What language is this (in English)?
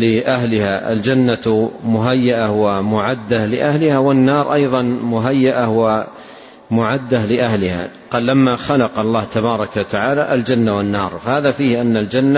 Arabic